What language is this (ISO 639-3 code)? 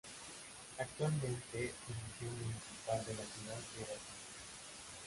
spa